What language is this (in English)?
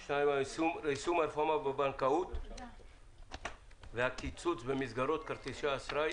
Hebrew